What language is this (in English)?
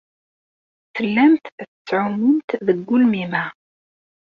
Kabyle